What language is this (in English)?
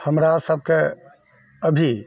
Maithili